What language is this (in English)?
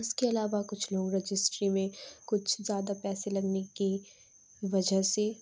Urdu